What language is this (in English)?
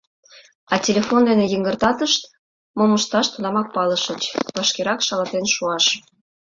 Mari